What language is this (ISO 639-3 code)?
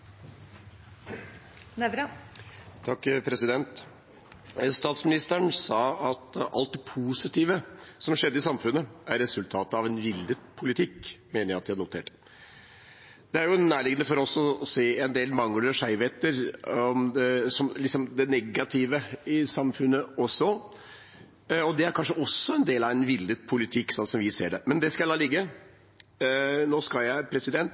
nor